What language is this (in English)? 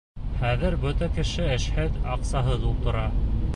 Bashkir